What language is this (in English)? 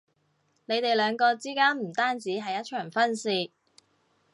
Cantonese